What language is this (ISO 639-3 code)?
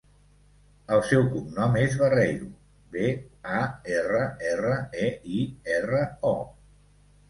cat